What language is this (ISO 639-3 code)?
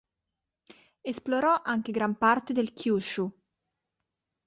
ita